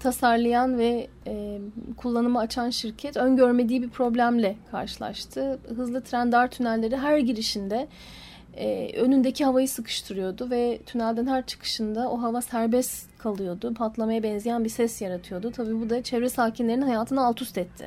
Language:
Turkish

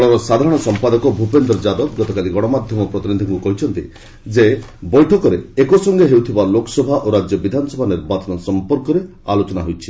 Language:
Odia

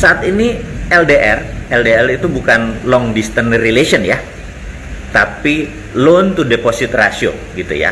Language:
Indonesian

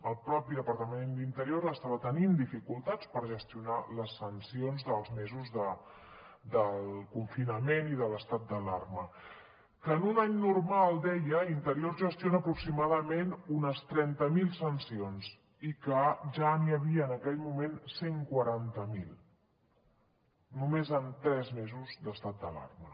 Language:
Catalan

